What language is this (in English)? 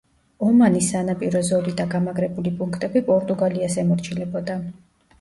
Georgian